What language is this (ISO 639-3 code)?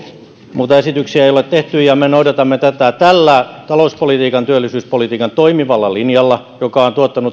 fin